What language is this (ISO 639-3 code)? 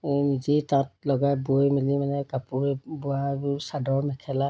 asm